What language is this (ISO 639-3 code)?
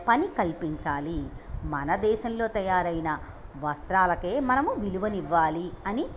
tel